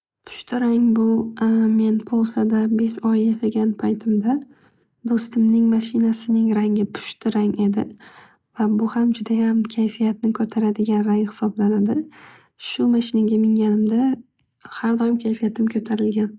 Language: Uzbek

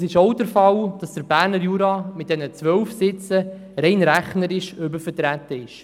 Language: Swiss German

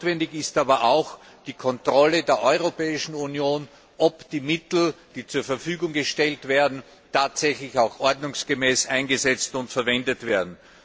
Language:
German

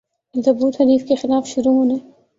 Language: Urdu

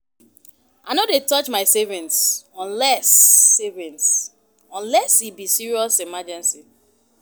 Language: Nigerian Pidgin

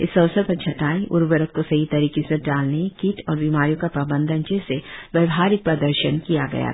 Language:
Hindi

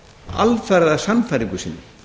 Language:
Icelandic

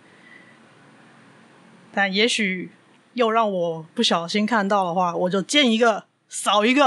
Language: Chinese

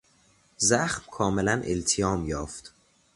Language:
Persian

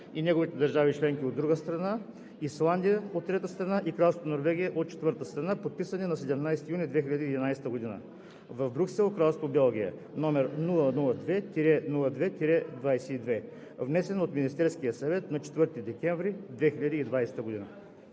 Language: Bulgarian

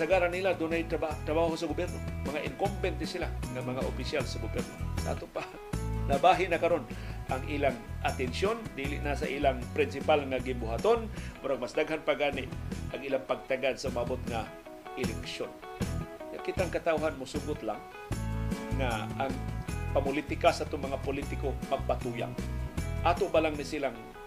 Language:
Filipino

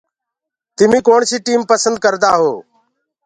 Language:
Gurgula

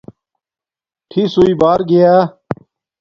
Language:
Domaaki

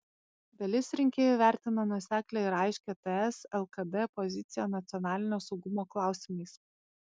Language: Lithuanian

